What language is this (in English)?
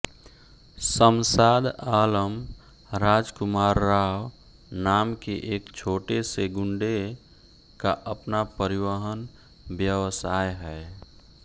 Hindi